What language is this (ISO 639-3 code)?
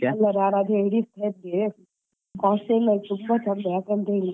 kan